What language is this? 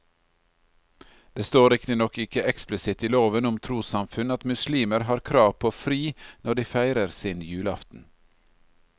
Norwegian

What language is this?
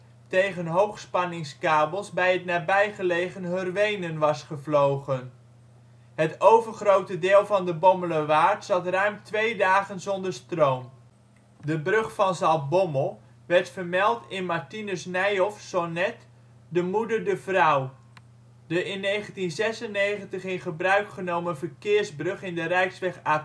Dutch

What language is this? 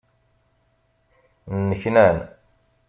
Kabyle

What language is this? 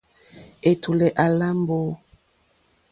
Mokpwe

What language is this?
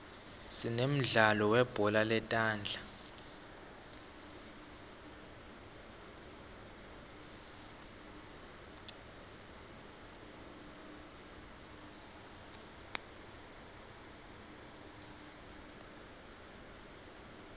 Swati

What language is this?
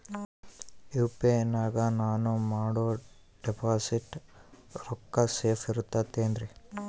Kannada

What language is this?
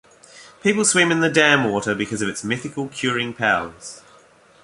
English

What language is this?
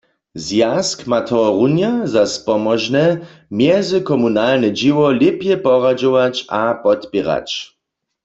Upper Sorbian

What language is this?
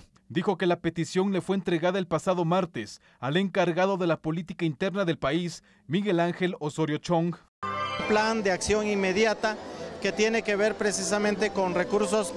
Spanish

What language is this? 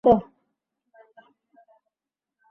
Bangla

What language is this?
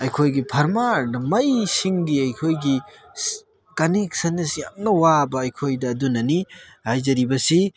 Manipuri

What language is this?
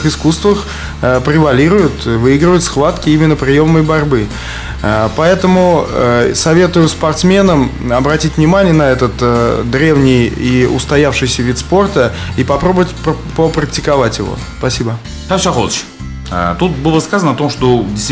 Russian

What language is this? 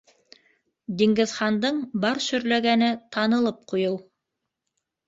Bashkir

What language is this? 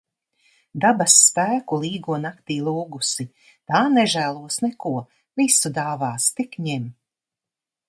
Latvian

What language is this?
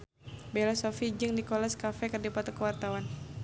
Sundanese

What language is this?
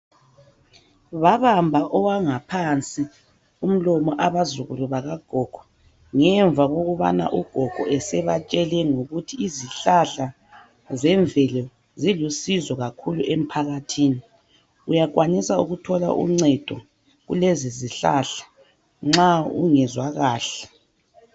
North Ndebele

